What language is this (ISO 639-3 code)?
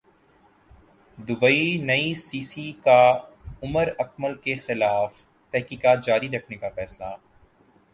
urd